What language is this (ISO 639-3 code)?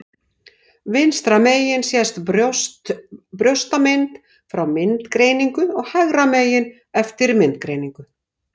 isl